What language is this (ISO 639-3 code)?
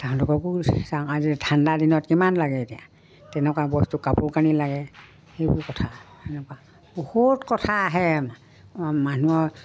asm